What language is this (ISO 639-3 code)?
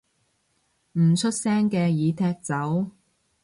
yue